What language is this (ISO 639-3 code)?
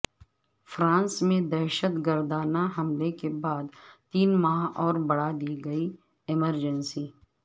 urd